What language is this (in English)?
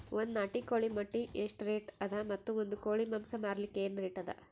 Kannada